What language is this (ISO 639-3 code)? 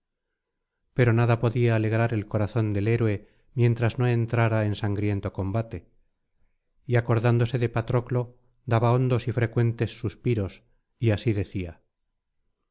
spa